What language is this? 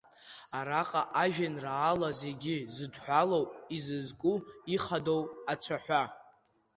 Abkhazian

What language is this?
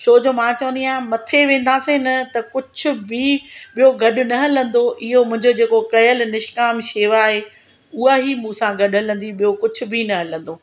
Sindhi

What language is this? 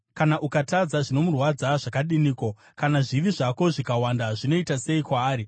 Shona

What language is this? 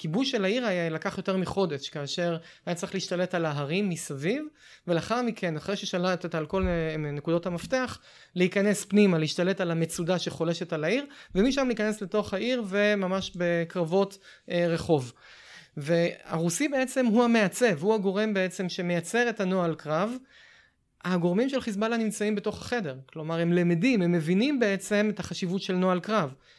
Hebrew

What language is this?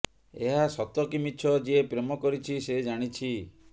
Odia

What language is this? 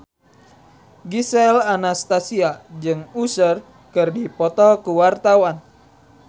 Sundanese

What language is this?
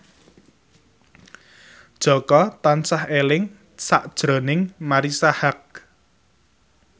Javanese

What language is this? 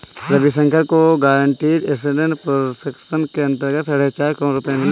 Hindi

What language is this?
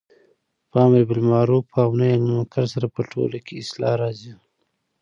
Pashto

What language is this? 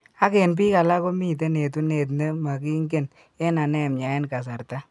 Kalenjin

